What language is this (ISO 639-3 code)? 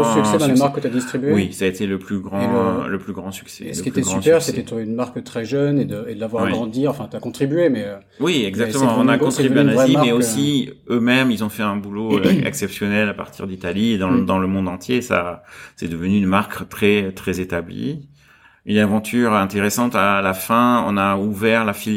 fra